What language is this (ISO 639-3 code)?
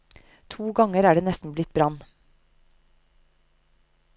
nor